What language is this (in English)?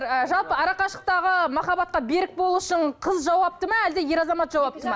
Kazakh